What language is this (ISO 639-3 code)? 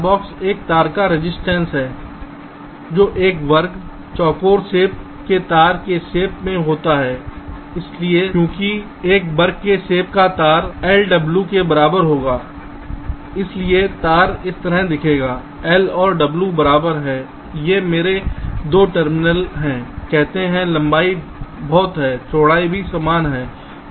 hin